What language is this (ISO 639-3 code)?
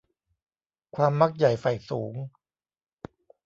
tha